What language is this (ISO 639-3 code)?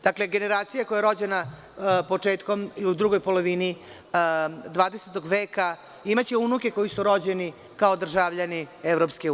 srp